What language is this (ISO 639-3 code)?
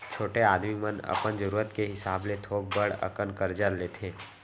hne